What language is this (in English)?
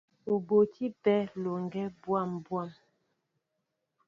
Mbo (Cameroon)